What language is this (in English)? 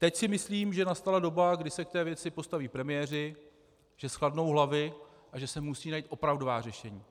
Czech